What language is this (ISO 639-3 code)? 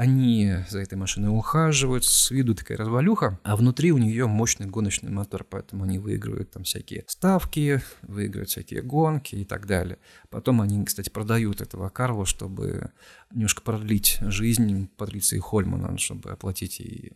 rus